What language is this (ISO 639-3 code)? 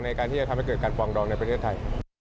tha